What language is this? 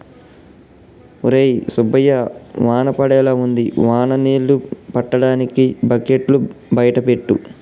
Telugu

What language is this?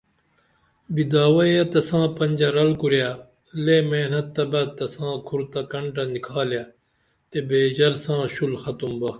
Dameli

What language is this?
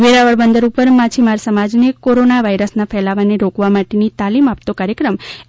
Gujarati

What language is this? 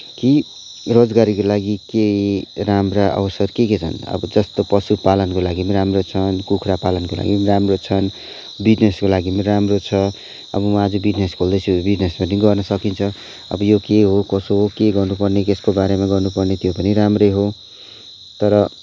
Nepali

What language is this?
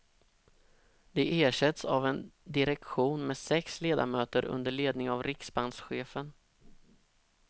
Swedish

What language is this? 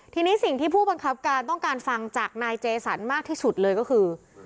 Thai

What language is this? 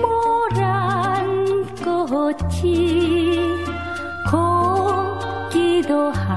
Thai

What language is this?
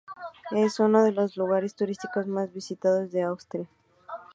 Spanish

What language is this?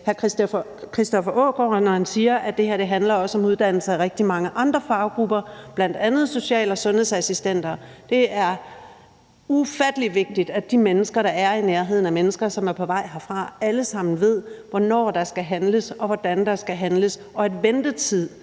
Danish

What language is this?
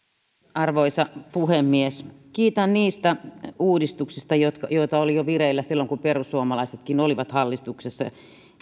Finnish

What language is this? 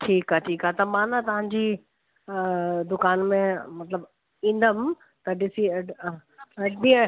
Sindhi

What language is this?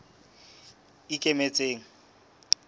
Southern Sotho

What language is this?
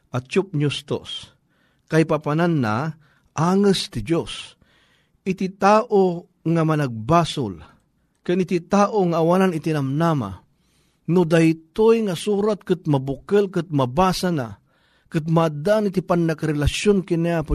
Filipino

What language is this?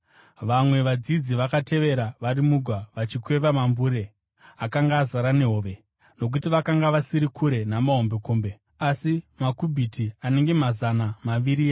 Shona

